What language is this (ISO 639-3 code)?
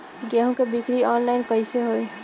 bho